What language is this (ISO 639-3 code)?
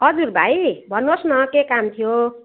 nep